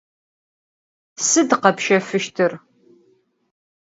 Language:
Adyghe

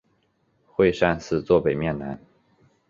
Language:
Chinese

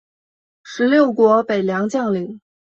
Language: Chinese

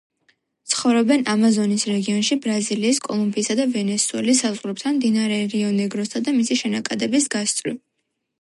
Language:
Georgian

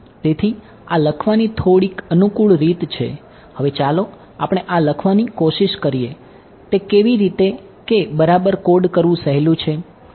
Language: Gujarati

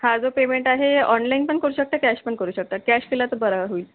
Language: Marathi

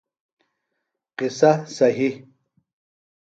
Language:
Phalura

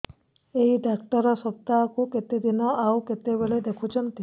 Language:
Odia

